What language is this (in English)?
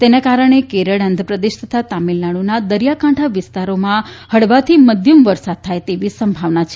Gujarati